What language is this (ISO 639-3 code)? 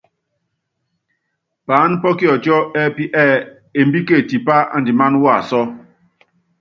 yav